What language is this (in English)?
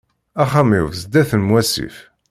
Kabyle